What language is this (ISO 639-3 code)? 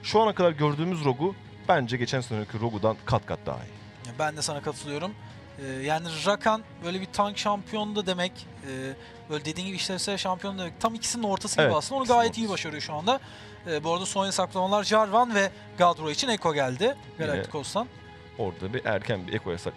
tur